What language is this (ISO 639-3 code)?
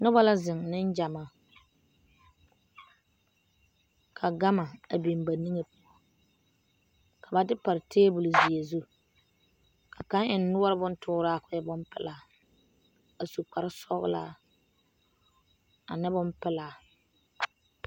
dga